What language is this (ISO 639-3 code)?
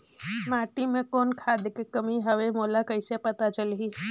hne